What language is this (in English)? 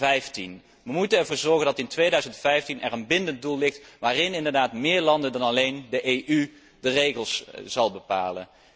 Dutch